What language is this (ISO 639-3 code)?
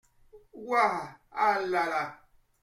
fra